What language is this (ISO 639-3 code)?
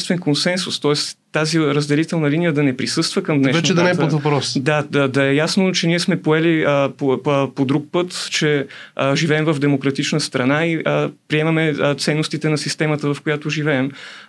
bul